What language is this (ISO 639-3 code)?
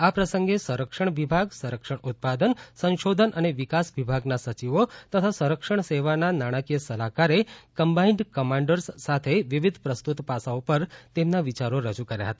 guj